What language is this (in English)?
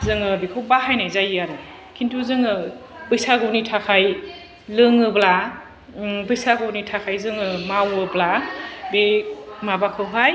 Bodo